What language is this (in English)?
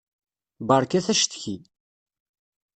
Kabyle